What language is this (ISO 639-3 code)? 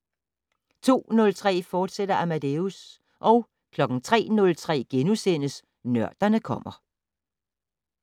dan